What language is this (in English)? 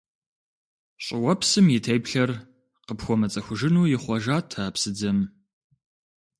Kabardian